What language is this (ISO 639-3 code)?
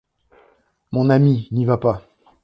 fra